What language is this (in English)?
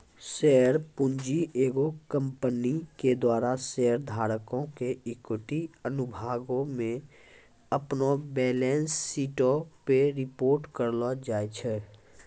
Maithili